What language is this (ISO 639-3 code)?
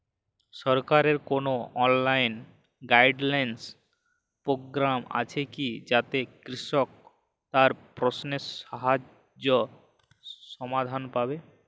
ben